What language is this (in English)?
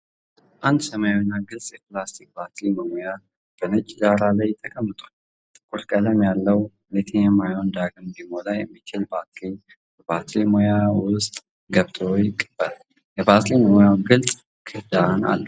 Amharic